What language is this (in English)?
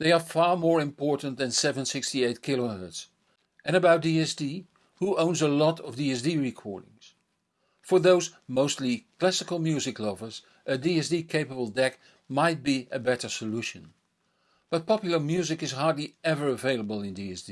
English